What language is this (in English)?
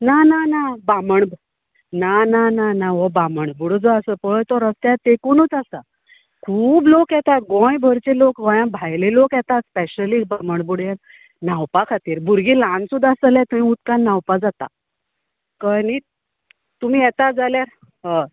Konkani